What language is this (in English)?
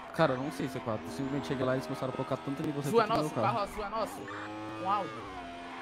Portuguese